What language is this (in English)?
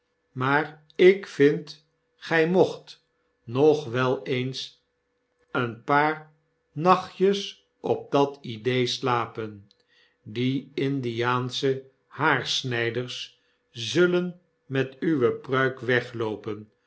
Dutch